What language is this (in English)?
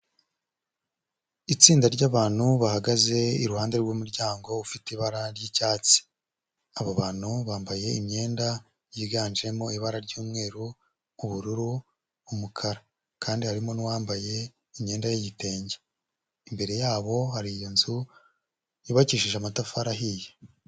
Kinyarwanda